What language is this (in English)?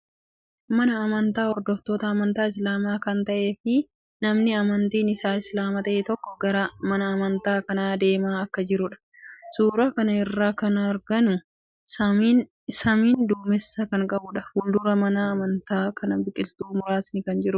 Oromo